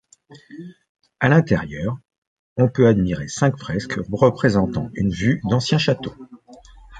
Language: French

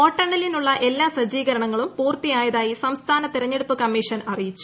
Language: Malayalam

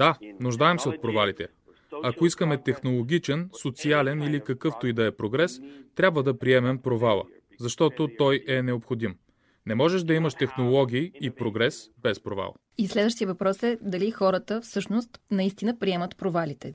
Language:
Bulgarian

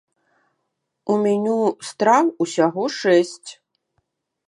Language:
Belarusian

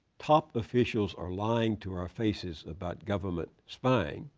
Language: English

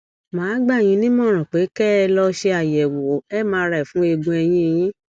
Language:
Yoruba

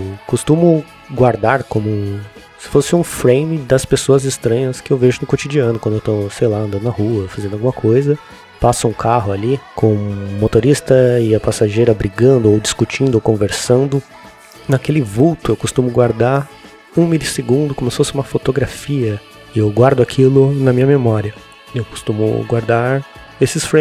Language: Portuguese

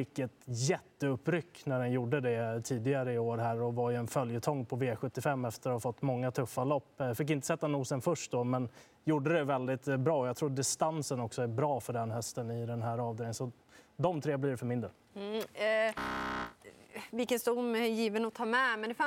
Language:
Swedish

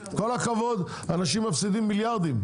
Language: Hebrew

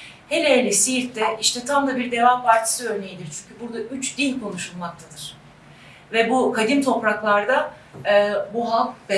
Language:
Turkish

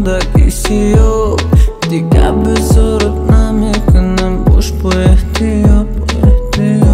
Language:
Romanian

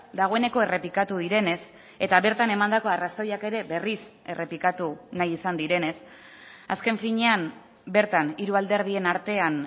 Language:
Basque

